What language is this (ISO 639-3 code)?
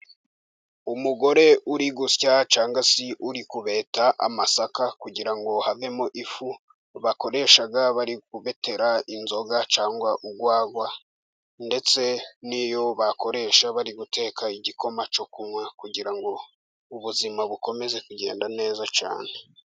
kin